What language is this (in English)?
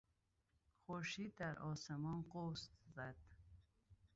Persian